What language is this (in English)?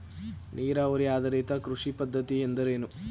Kannada